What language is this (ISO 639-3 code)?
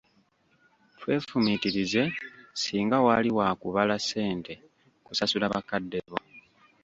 lug